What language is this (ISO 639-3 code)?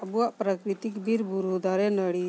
sat